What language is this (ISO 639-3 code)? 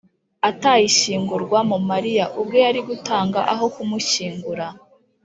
kin